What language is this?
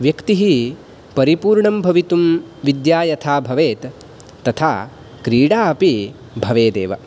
Sanskrit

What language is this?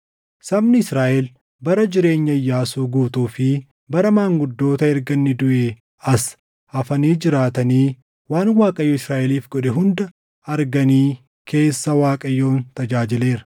Oromo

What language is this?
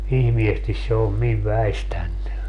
Finnish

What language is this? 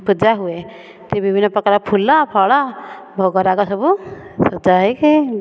Odia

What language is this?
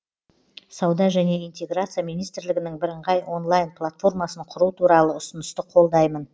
Kazakh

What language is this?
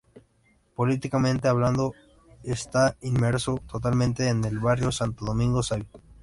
Spanish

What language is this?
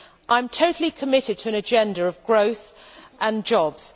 English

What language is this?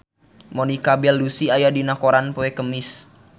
Sundanese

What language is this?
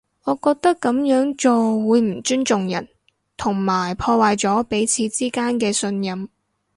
Cantonese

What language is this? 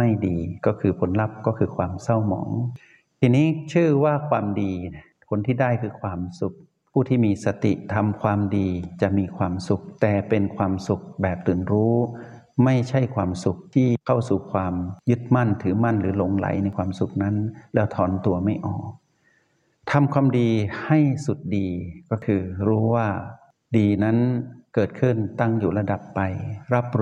Thai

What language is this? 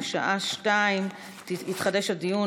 Hebrew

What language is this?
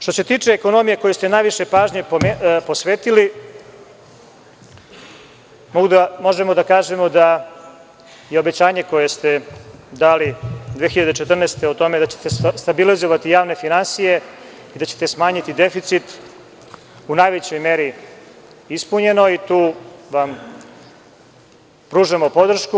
Serbian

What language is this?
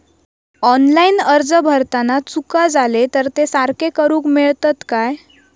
Marathi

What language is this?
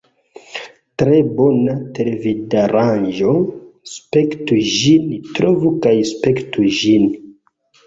Esperanto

